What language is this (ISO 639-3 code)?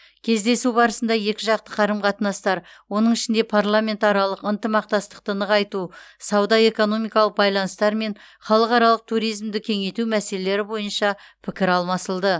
kaz